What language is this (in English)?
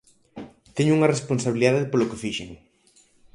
Galician